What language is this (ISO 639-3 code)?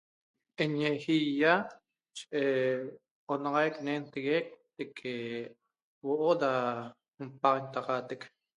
tob